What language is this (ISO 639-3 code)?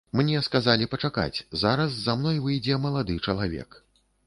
bel